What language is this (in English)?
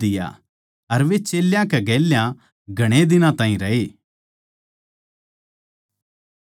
Haryanvi